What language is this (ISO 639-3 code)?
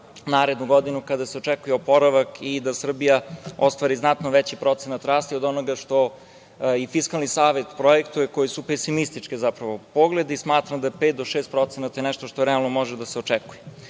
srp